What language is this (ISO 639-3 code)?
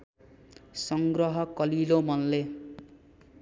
nep